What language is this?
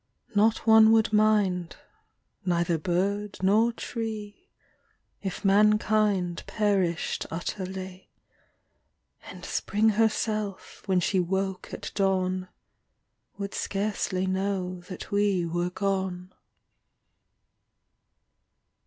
English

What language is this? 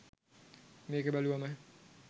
Sinhala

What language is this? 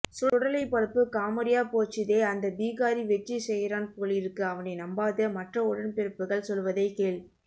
Tamil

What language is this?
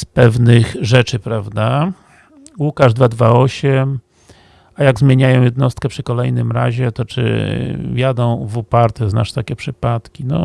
Polish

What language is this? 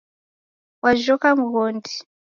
Taita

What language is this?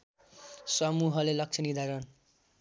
Nepali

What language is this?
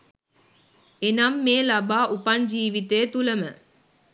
Sinhala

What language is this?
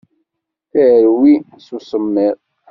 Kabyle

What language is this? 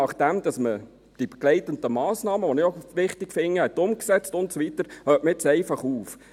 Swiss German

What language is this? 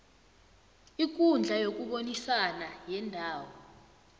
South Ndebele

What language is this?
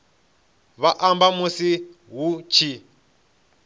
Venda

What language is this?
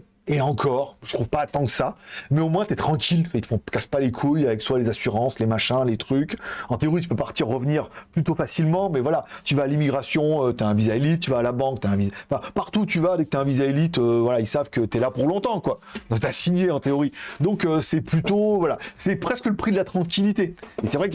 French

